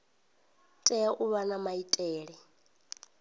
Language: Venda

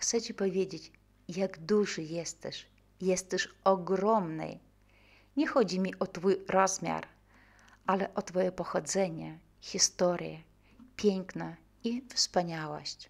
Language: Polish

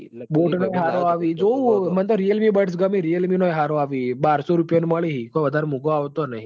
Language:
Gujarati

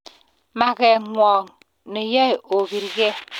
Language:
Kalenjin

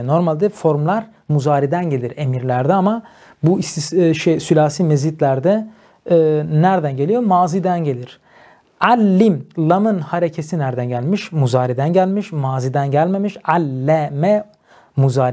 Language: Turkish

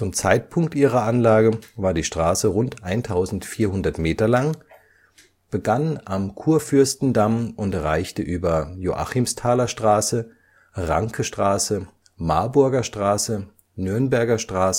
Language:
German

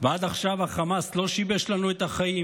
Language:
Hebrew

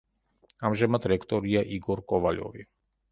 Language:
Georgian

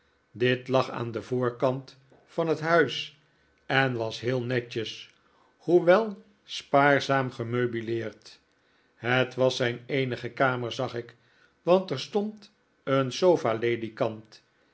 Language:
Dutch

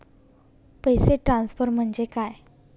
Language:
Marathi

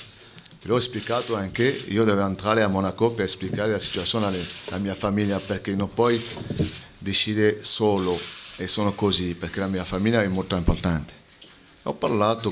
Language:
Italian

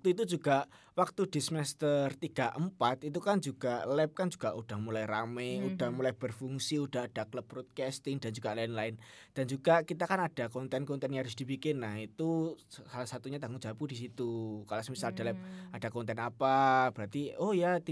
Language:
Indonesian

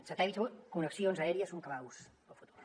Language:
Catalan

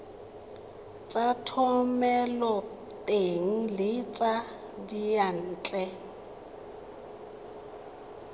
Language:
Tswana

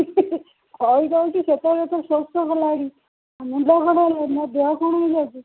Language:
Odia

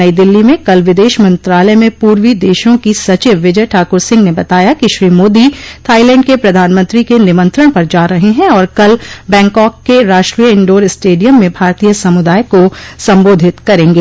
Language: Hindi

